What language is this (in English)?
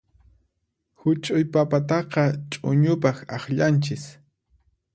Puno Quechua